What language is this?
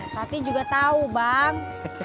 Indonesian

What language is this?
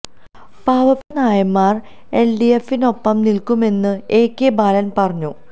Malayalam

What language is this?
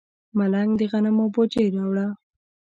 Pashto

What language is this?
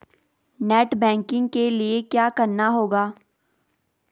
Hindi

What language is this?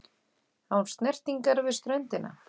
Icelandic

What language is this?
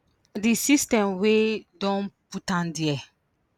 Nigerian Pidgin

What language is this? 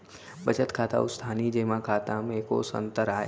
Chhattisgarhi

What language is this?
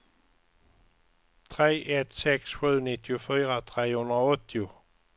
Swedish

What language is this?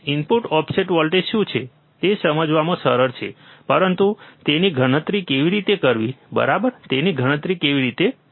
Gujarati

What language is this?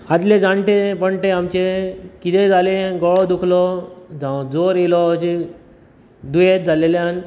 Konkani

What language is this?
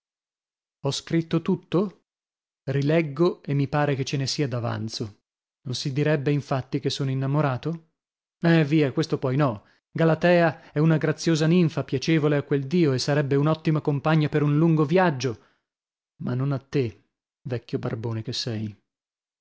Italian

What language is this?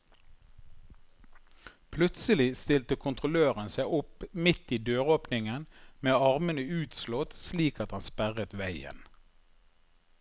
Norwegian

